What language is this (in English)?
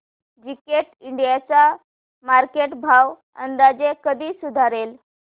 Marathi